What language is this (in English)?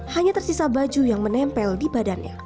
Indonesian